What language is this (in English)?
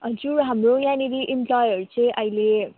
Nepali